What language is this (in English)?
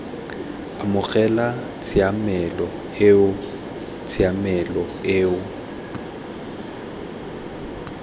Tswana